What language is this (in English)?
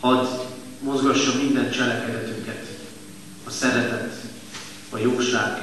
Hungarian